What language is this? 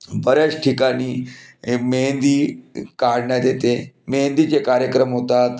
Marathi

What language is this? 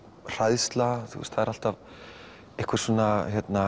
Icelandic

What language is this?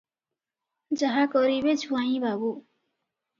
Odia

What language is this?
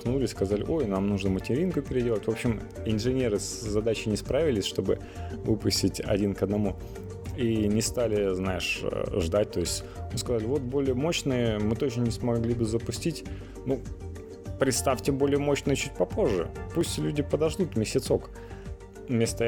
Russian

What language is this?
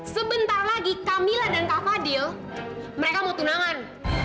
Indonesian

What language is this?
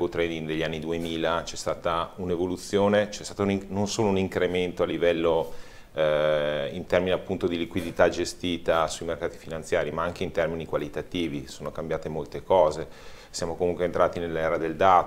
Italian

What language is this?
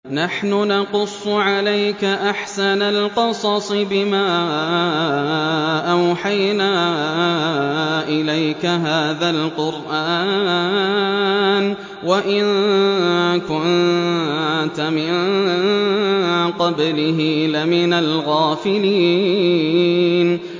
Arabic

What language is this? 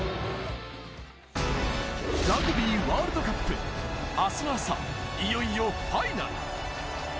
Japanese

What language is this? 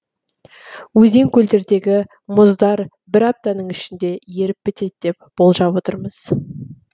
Kazakh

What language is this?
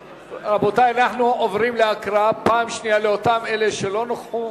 Hebrew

